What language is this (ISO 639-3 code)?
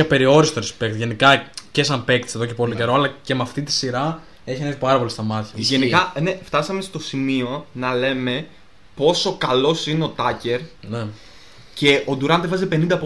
ell